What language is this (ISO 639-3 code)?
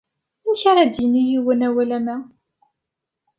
kab